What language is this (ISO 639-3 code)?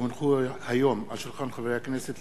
heb